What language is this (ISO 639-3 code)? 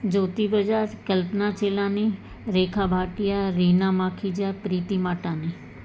snd